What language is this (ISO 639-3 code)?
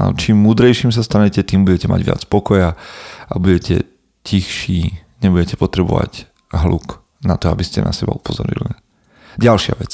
slk